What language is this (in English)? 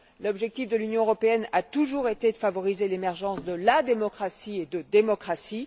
French